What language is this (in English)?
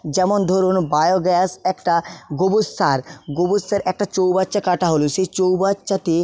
Bangla